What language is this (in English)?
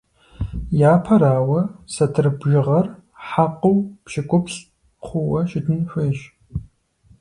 Kabardian